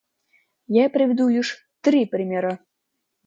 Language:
Russian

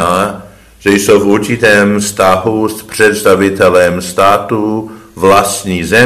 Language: Czech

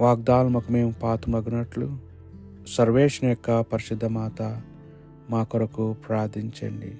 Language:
Telugu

